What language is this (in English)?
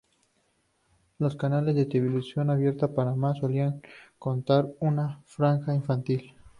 Spanish